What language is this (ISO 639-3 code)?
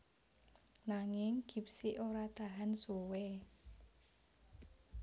jav